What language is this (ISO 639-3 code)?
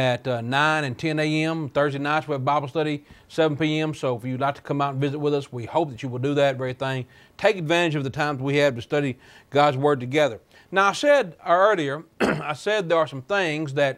eng